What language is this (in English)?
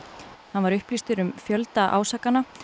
Icelandic